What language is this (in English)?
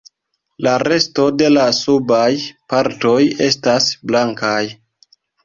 Esperanto